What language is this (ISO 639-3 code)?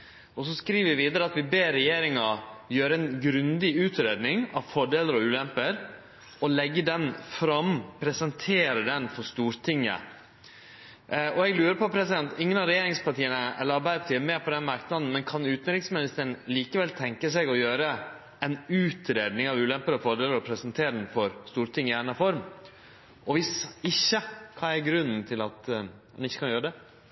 nno